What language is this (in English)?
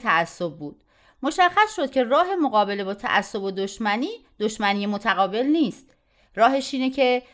Persian